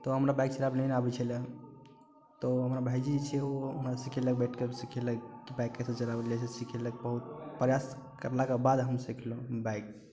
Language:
Maithili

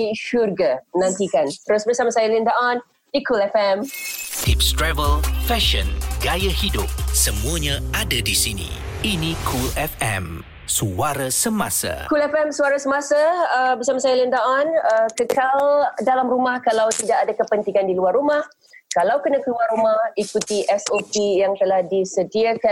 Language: Malay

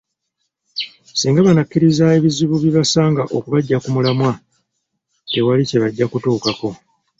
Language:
Ganda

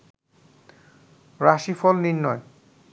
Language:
Bangla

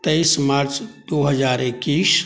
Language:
Maithili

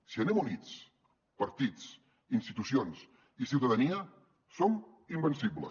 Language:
Catalan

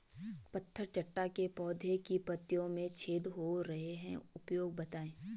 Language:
Hindi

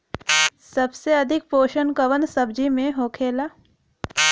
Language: Bhojpuri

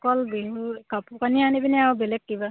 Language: Assamese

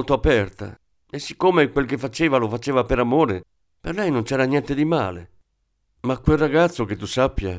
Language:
Italian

